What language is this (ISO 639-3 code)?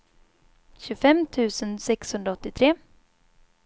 swe